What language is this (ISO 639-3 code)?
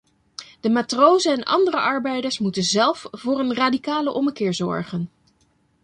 nld